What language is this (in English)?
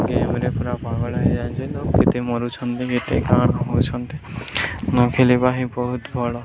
Odia